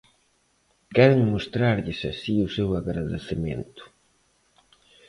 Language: Galician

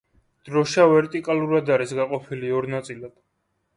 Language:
Georgian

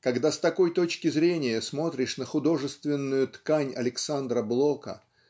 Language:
Russian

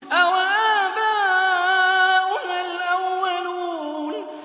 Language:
Arabic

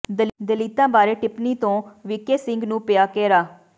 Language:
Punjabi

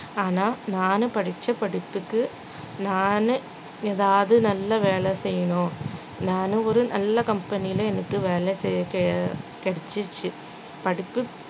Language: Tamil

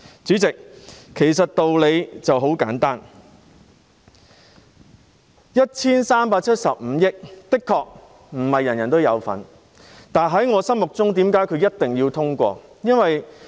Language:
Cantonese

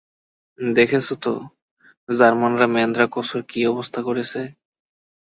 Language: Bangla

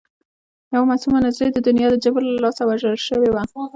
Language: Pashto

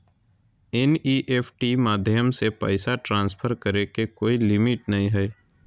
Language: Magahi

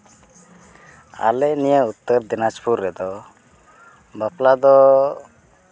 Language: Santali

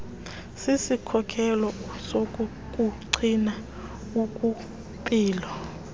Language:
Xhosa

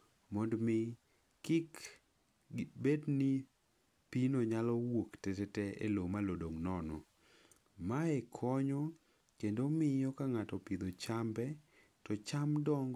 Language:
Luo (Kenya and Tanzania)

